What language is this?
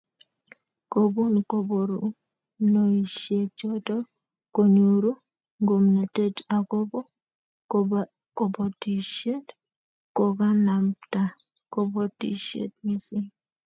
Kalenjin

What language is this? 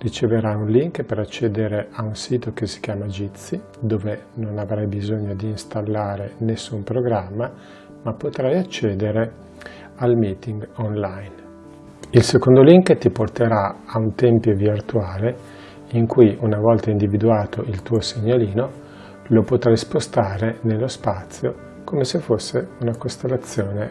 Italian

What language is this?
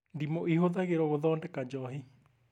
Kikuyu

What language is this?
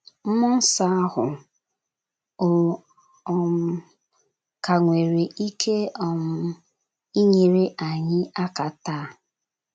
Igbo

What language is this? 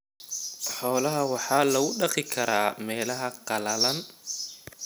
Somali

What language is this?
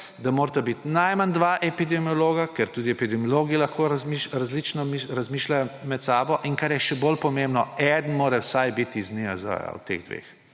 Slovenian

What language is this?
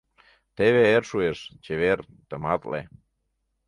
Mari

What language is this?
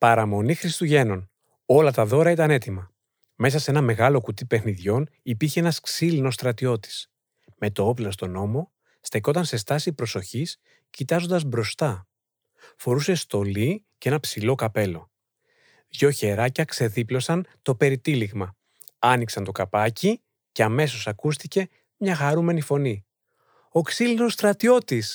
Greek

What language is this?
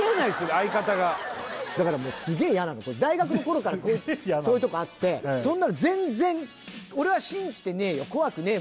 Japanese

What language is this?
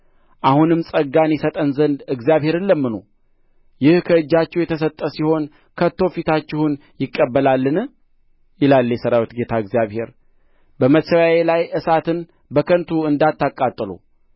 Amharic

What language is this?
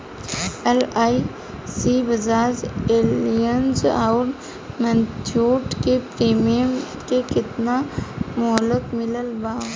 Bhojpuri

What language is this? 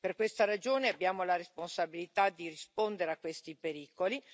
Italian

